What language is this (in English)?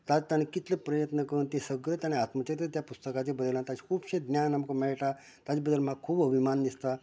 Konkani